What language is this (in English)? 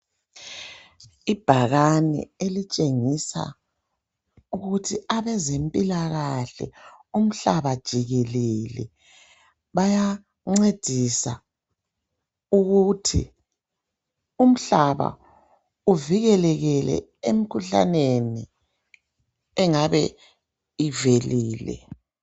North Ndebele